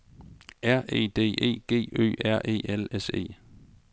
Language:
Danish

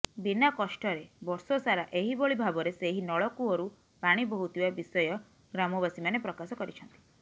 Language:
Odia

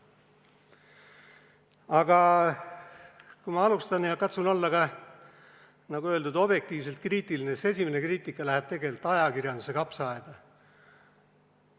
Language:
Estonian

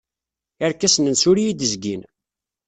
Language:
Kabyle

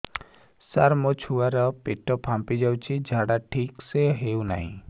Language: Odia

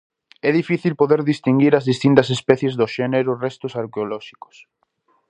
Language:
Galician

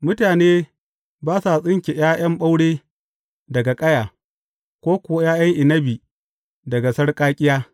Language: Hausa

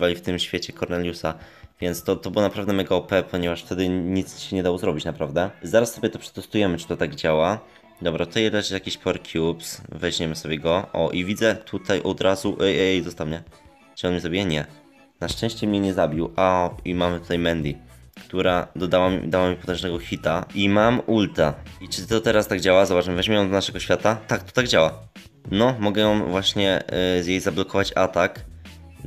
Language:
Polish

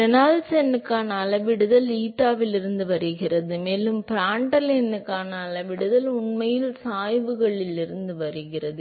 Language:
Tamil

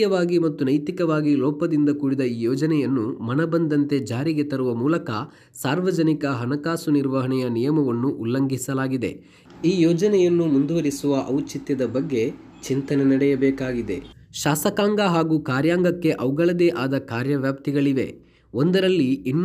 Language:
Kannada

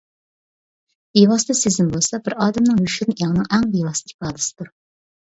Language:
Uyghur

